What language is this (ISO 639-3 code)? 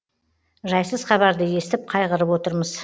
kaz